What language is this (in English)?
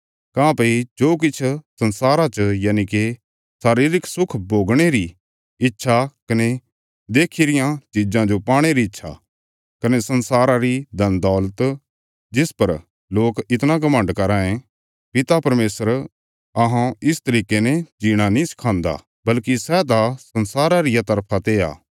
Bilaspuri